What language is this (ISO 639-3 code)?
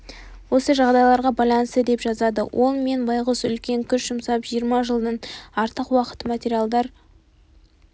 kaz